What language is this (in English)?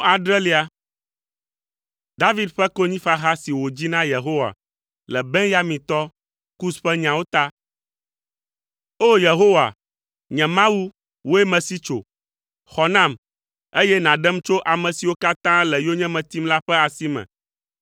Ewe